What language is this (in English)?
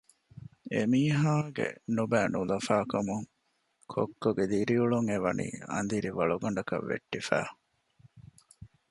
Divehi